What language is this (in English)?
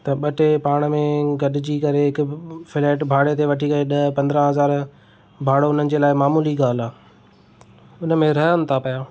Sindhi